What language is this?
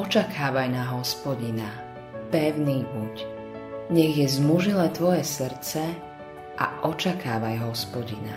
Slovak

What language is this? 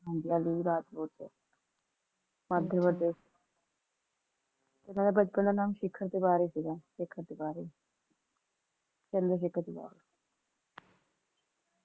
Punjabi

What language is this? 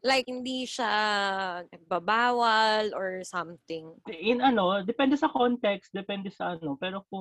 Filipino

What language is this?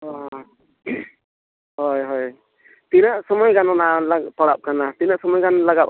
Santali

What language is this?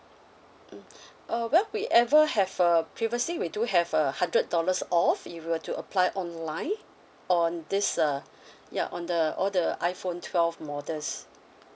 English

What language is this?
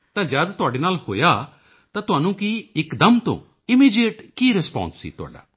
Punjabi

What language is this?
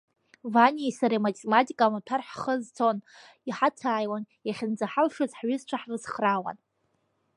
Abkhazian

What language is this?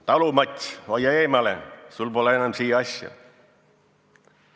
Estonian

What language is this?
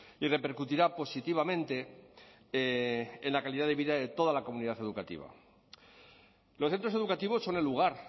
Spanish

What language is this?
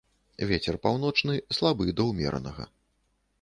Belarusian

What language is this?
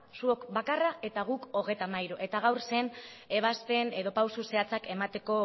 Basque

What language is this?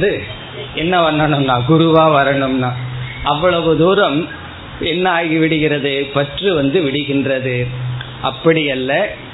Tamil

